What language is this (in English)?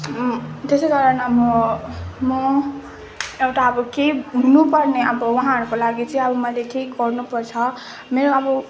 Nepali